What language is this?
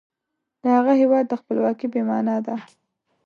Pashto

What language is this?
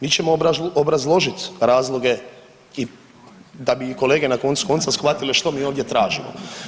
Croatian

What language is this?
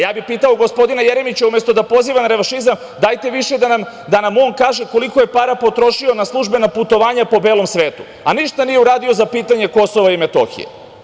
Serbian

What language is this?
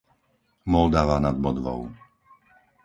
Slovak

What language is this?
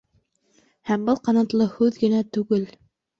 Bashkir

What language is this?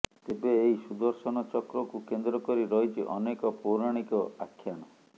Odia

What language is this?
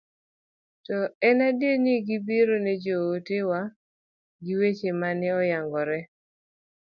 Luo (Kenya and Tanzania)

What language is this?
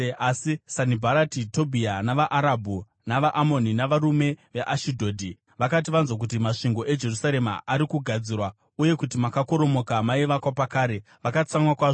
Shona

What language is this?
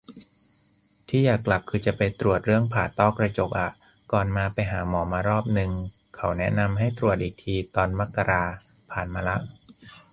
Thai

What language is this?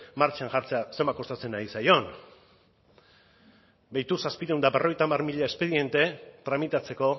Basque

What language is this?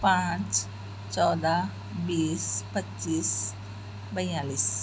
Urdu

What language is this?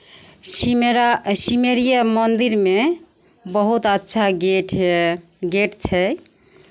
Maithili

